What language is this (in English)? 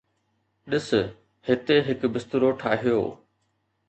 Sindhi